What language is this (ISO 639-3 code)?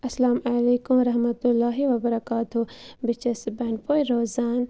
kas